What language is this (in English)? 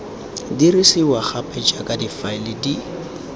Tswana